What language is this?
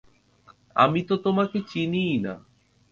Bangla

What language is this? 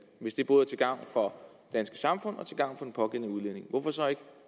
Danish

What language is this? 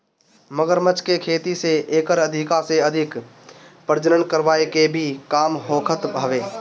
Bhojpuri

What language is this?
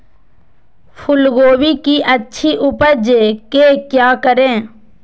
Magahi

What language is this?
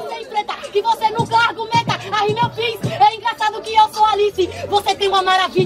Portuguese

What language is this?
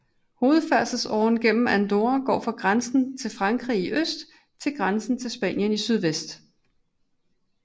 Danish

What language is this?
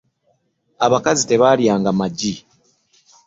Ganda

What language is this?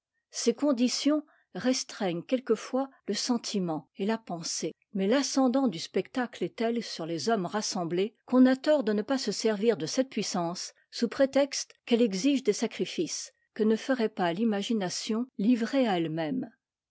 French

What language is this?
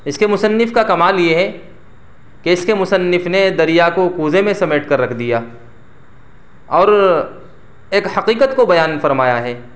Urdu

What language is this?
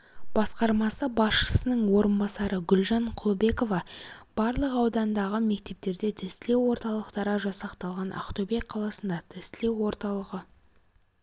Kazakh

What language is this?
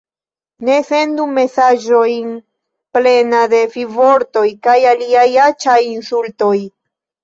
Esperanto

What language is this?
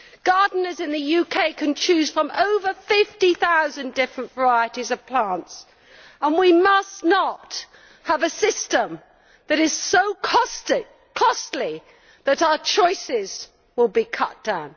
English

